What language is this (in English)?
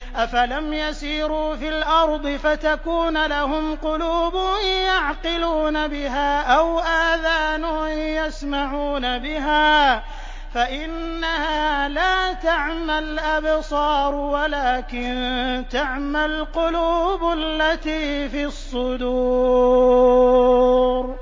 Arabic